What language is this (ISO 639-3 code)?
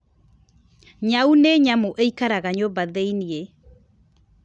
kik